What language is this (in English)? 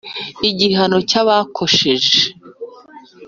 Kinyarwanda